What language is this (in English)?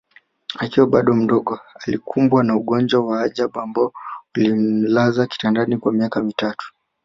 Swahili